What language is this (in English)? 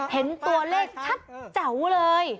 Thai